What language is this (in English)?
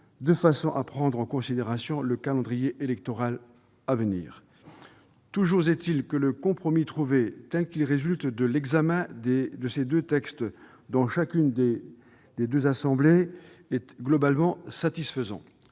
French